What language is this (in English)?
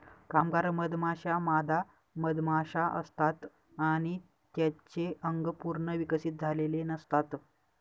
Marathi